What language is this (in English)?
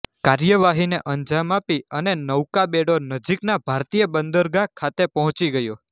Gujarati